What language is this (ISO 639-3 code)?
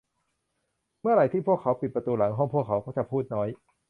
tha